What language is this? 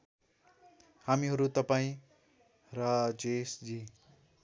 Nepali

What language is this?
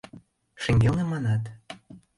Mari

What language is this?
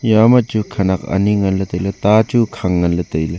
Wancho Naga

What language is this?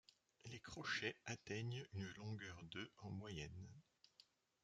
French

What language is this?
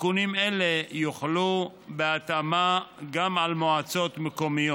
Hebrew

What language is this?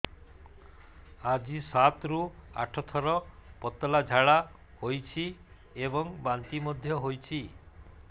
Odia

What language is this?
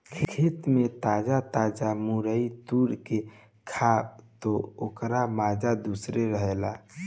Bhojpuri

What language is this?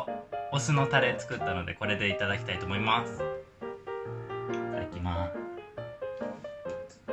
Japanese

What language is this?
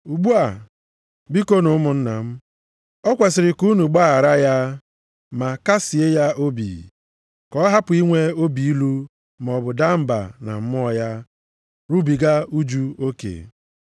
Igbo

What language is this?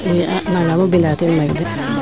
Serer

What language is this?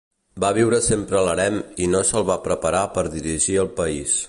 Catalan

